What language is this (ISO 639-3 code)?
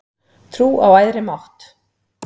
isl